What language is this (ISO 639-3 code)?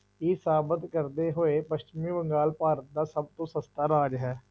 pan